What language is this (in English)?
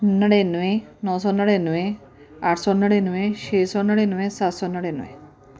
Punjabi